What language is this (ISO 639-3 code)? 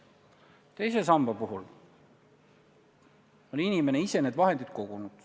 est